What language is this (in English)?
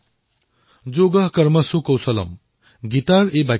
Assamese